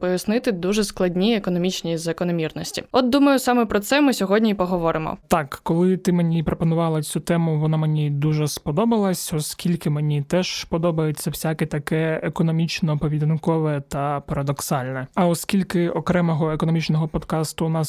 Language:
Ukrainian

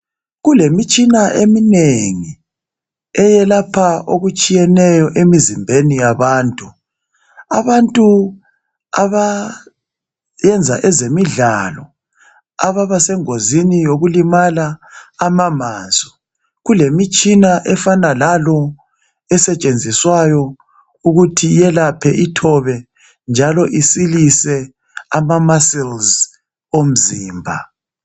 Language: North Ndebele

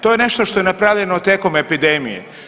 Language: Croatian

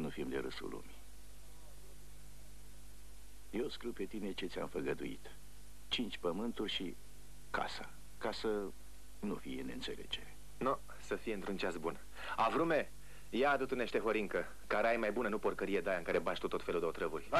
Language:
Romanian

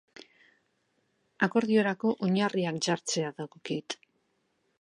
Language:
Basque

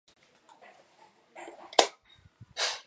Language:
Chinese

